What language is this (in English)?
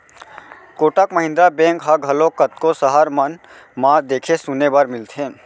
Chhattisgarhi